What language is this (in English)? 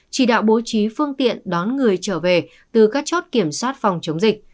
Vietnamese